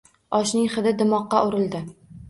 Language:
Uzbek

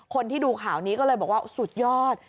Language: Thai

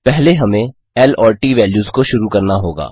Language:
Hindi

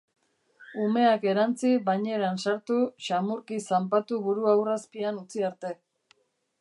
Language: Basque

